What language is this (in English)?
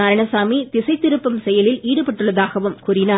Tamil